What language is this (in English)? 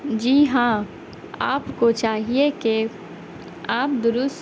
Urdu